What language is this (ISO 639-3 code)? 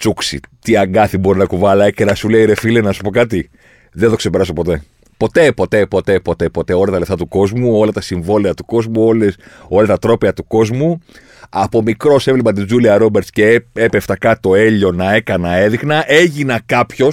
ell